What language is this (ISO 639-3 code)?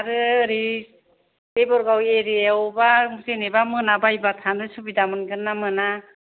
brx